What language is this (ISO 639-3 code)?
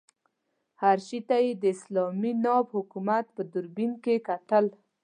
pus